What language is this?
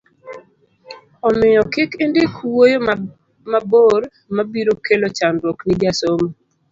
Luo (Kenya and Tanzania)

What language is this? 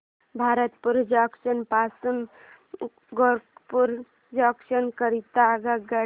Marathi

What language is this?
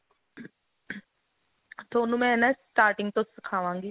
Punjabi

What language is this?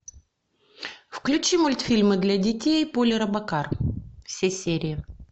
Russian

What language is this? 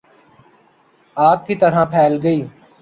Urdu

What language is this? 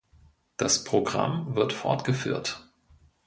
German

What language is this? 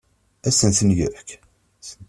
Kabyle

